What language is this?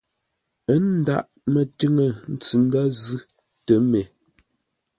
Ngombale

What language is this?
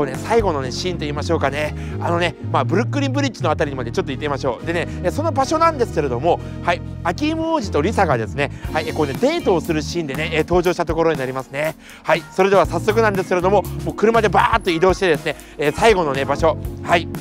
Japanese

